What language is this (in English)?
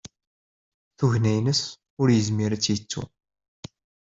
Kabyle